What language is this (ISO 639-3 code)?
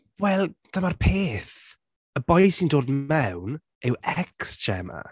cym